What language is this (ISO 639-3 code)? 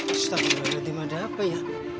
ind